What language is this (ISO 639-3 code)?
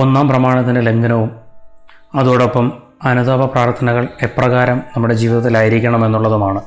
mal